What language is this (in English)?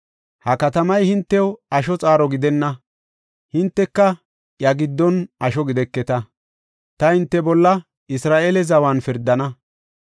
Gofa